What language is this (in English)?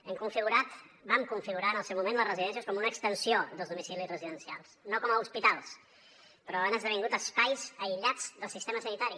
Catalan